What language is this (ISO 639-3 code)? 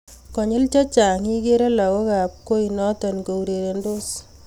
kln